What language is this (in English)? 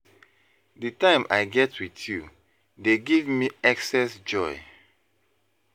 Nigerian Pidgin